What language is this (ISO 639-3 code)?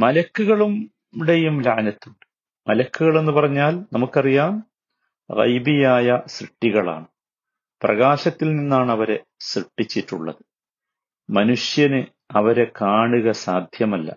mal